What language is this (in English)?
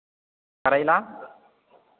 Maithili